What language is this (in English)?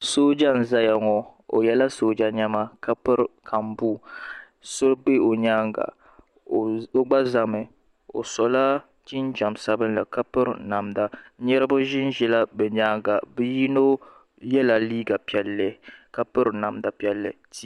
Dagbani